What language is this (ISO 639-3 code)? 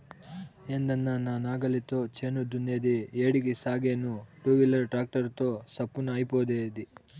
tel